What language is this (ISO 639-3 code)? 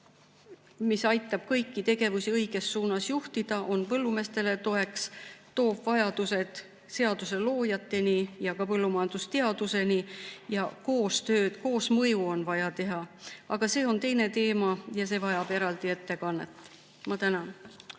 est